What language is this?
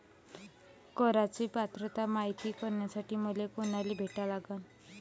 Marathi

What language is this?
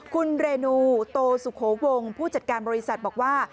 Thai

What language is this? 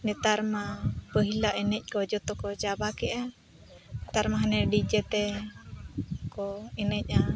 Santali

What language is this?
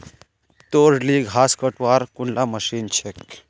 Magahi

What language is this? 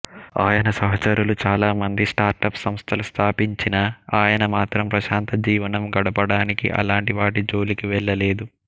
Telugu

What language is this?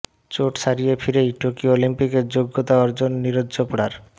Bangla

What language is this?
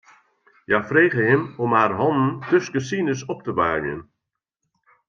Western Frisian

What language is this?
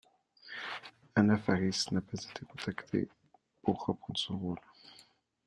French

